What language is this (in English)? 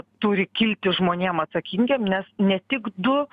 Lithuanian